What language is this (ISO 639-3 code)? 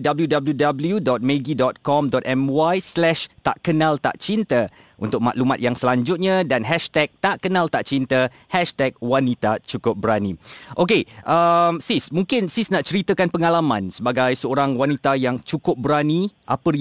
msa